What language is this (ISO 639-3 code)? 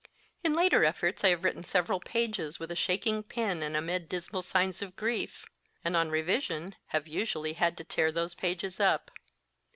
eng